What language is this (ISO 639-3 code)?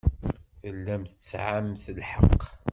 kab